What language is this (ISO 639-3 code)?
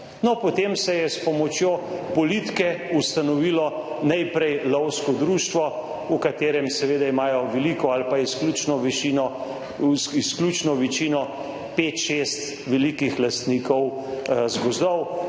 slv